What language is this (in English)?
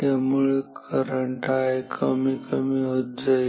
Marathi